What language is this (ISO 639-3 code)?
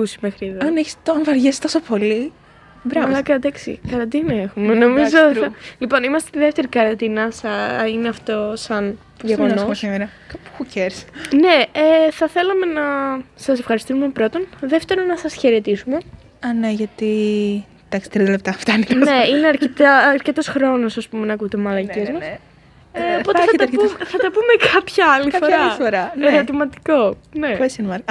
ell